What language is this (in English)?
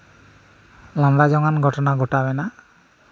Santali